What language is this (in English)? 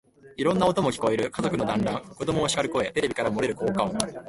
Japanese